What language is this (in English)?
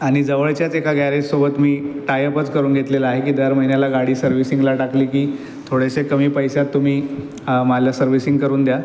Marathi